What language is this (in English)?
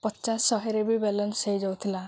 Odia